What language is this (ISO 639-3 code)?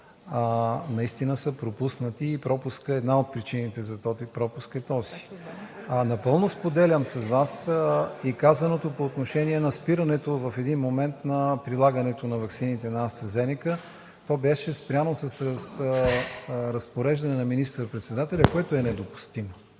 bul